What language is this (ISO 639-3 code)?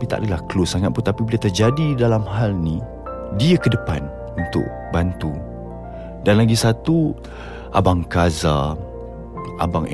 msa